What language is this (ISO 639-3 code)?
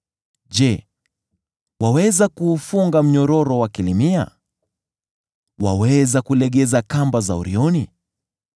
swa